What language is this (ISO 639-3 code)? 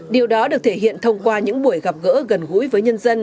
vie